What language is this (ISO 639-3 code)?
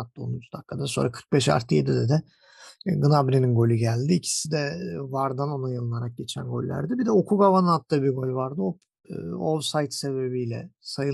tur